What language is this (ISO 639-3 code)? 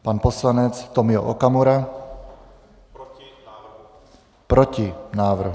ces